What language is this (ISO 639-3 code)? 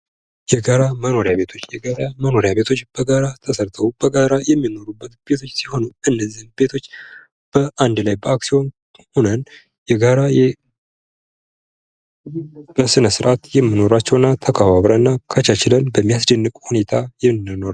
amh